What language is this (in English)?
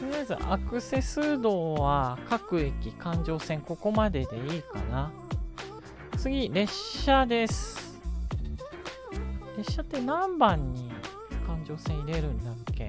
Japanese